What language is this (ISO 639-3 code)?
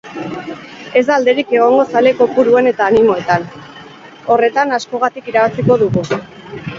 eus